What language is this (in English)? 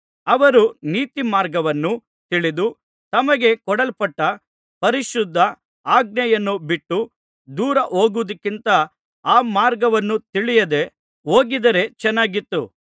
Kannada